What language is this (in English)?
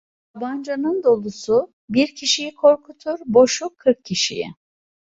Turkish